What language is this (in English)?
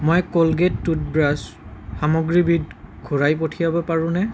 Assamese